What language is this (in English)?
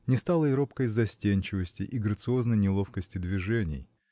Russian